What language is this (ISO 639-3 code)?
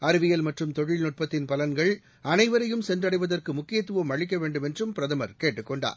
tam